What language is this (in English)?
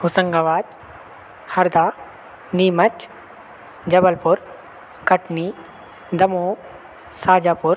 Hindi